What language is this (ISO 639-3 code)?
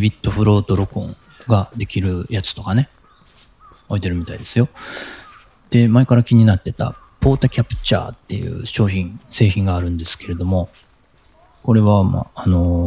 jpn